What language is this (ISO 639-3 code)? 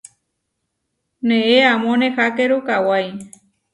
var